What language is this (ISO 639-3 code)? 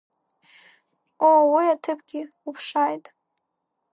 abk